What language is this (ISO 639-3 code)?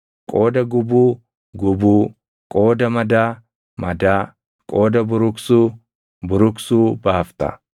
orm